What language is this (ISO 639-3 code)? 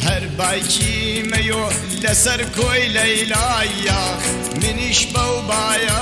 fas